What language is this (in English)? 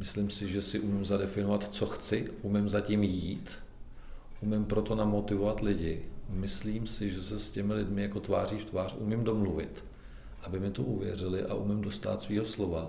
Czech